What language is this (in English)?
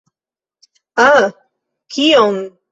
Esperanto